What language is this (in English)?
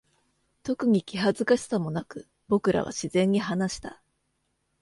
Japanese